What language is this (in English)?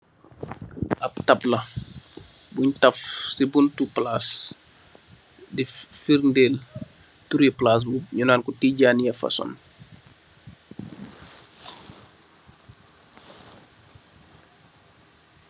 Wolof